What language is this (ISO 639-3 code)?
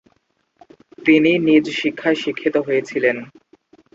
ben